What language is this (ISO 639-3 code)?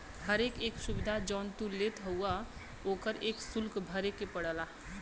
bho